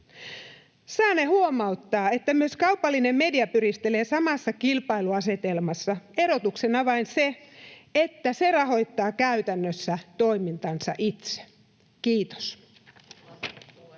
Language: Finnish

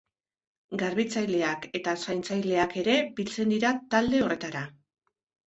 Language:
Basque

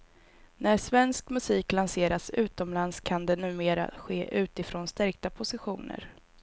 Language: Swedish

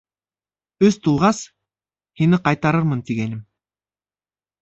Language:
Bashkir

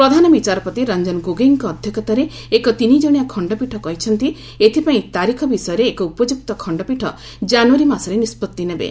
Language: Odia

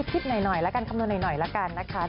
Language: Thai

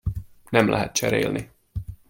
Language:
Hungarian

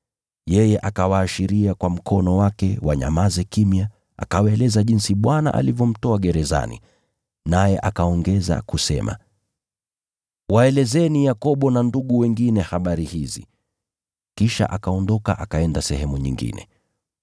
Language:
Swahili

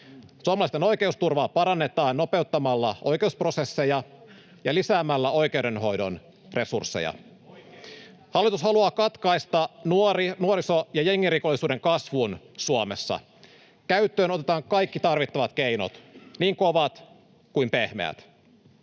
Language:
Finnish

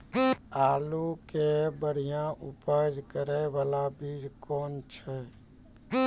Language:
Maithili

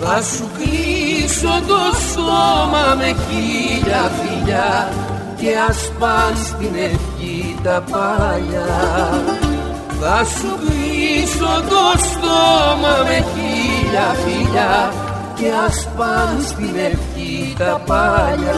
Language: Greek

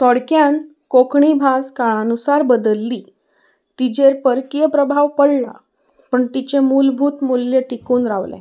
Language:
Konkani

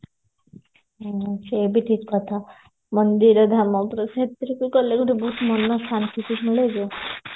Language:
Odia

